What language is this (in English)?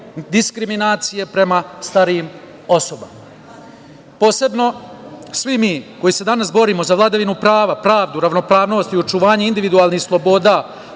Serbian